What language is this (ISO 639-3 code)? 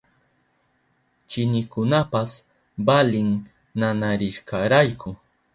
qup